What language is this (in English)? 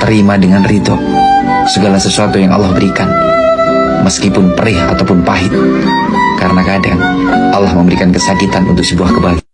Indonesian